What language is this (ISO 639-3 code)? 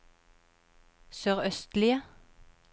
nor